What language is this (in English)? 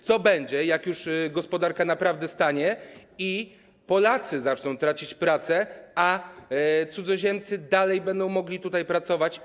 Polish